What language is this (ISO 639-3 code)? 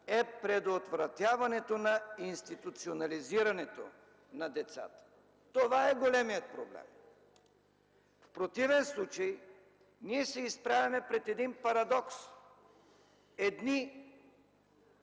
bul